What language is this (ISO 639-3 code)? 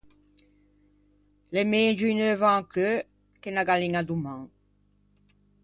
lij